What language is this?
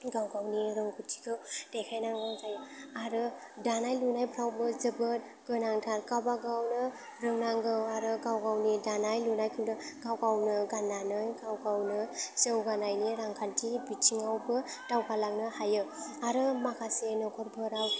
Bodo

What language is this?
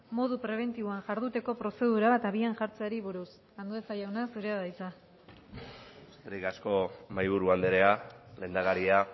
Basque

